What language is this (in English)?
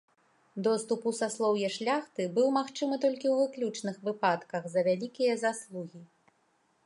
Belarusian